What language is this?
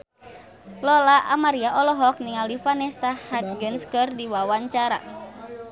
Sundanese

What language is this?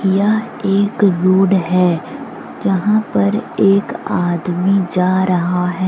Hindi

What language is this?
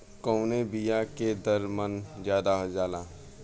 Bhojpuri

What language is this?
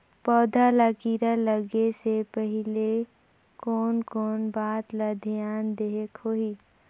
Chhattisgarhi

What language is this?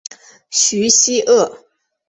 Chinese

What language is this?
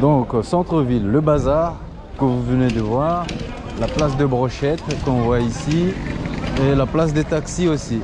French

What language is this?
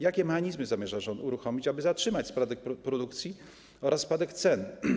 Polish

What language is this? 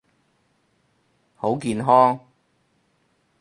Cantonese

